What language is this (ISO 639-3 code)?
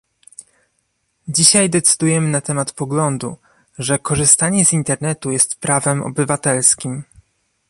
pol